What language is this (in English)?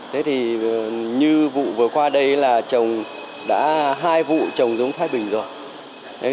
Vietnamese